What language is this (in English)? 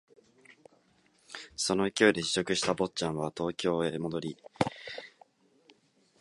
Japanese